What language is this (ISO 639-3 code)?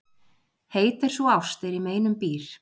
isl